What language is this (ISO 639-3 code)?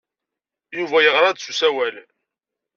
kab